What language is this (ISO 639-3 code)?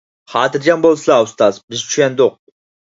uig